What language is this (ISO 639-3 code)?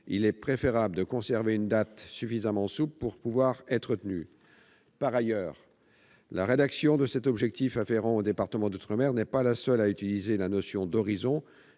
fra